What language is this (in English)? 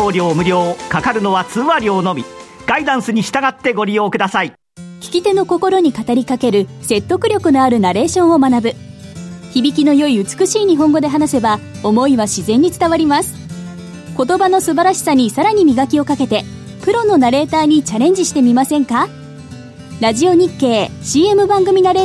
Japanese